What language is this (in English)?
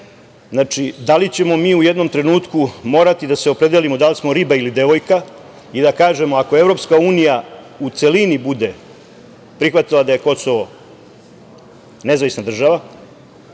Serbian